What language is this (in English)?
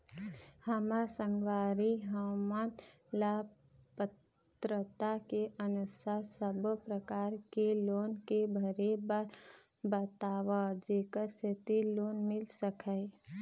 Chhattisgarhi